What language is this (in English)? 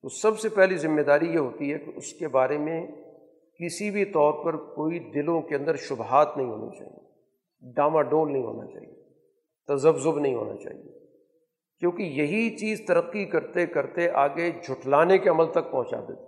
Urdu